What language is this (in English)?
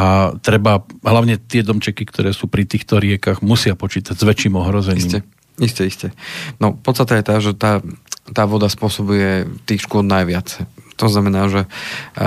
Slovak